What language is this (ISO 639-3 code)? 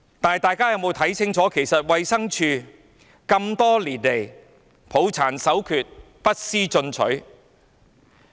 yue